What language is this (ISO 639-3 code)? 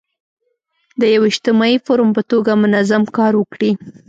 pus